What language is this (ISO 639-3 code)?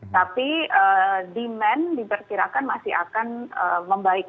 ind